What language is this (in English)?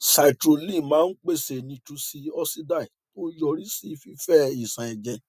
Yoruba